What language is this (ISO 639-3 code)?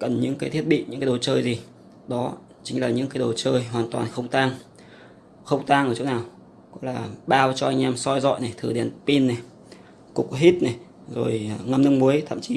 vie